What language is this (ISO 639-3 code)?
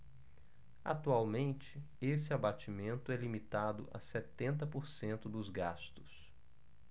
por